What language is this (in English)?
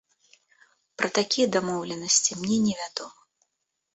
Belarusian